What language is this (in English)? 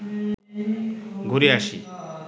Bangla